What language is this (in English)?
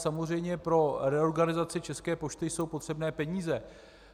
Czech